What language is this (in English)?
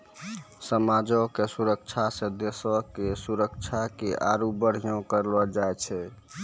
Maithili